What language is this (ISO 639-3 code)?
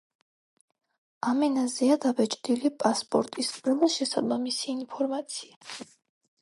kat